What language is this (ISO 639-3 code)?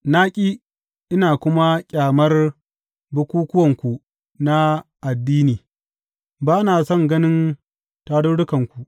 hau